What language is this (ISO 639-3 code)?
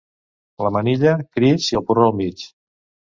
cat